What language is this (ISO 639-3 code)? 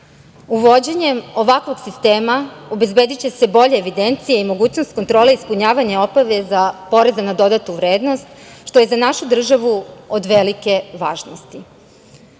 srp